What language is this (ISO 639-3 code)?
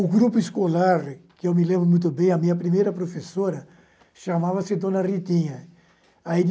por